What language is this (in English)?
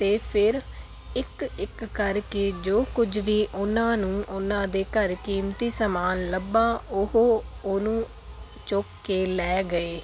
Punjabi